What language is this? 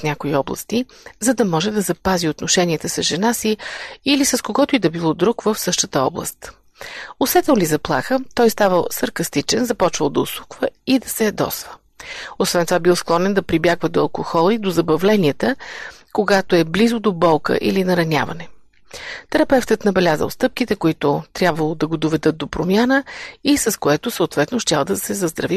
Bulgarian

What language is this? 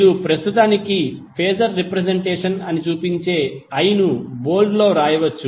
Telugu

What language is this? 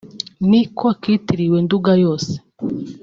Kinyarwanda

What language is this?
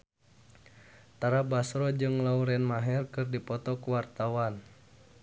Sundanese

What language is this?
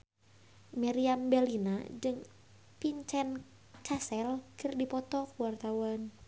Sundanese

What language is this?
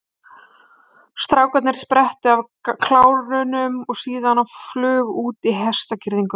Icelandic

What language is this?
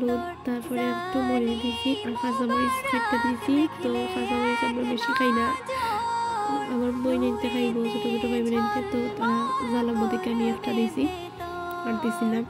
Romanian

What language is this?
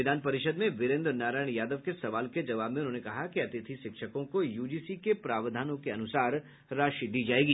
Hindi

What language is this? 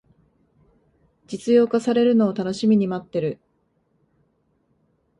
Japanese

